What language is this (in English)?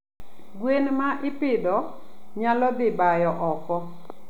Luo (Kenya and Tanzania)